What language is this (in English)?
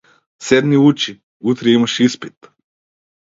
Macedonian